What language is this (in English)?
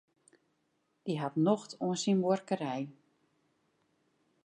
Western Frisian